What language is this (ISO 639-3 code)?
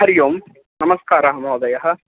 san